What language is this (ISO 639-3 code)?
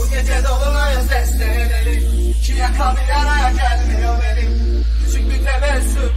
tur